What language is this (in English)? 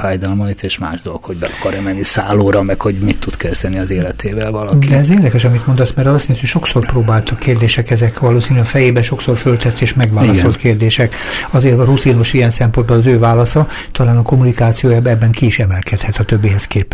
Hungarian